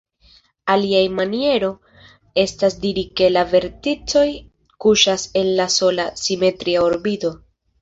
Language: Esperanto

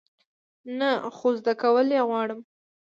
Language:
Pashto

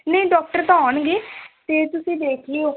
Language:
Punjabi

